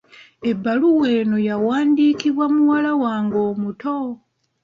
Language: Ganda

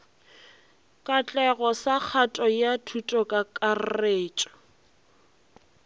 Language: Northern Sotho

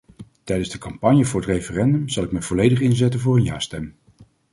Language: Dutch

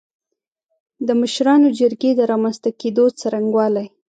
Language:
Pashto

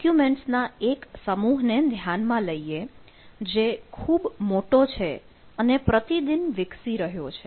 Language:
Gujarati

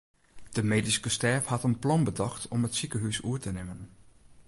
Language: Western Frisian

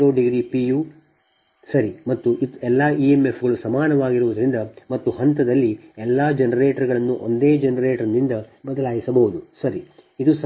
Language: Kannada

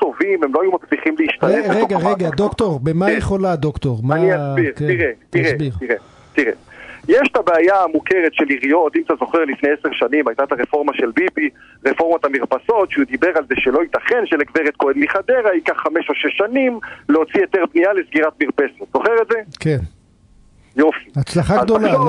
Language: Hebrew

